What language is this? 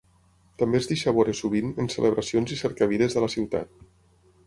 Catalan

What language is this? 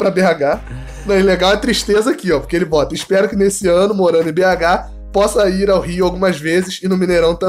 Portuguese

